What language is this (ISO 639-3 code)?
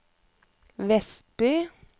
nor